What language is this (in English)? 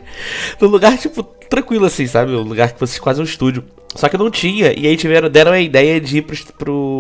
Portuguese